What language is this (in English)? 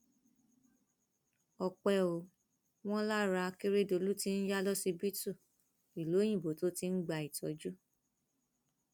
Yoruba